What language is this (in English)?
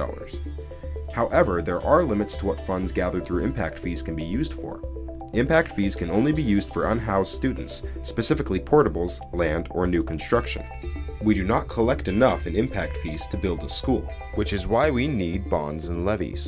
English